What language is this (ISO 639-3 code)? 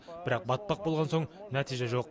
kaz